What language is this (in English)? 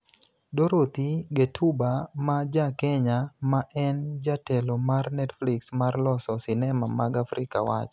Luo (Kenya and Tanzania)